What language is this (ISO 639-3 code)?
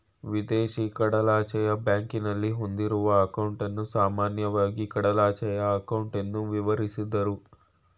kan